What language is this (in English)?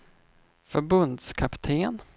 Swedish